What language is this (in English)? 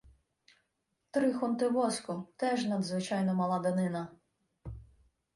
Ukrainian